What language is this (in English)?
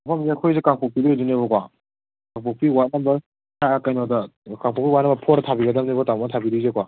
Manipuri